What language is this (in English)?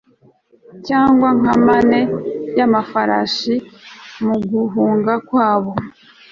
Kinyarwanda